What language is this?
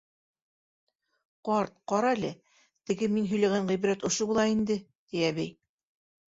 Bashkir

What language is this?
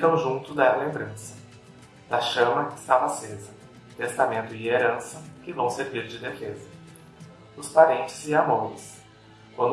Portuguese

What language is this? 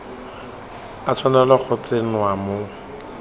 Tswana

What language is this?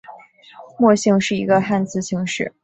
Chinese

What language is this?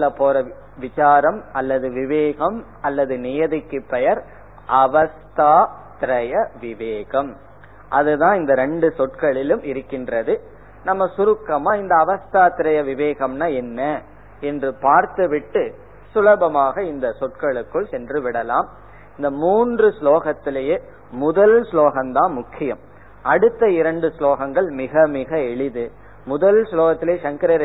Tamil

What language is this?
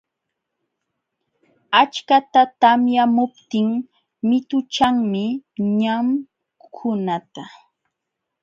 Jauja Wanca Quechua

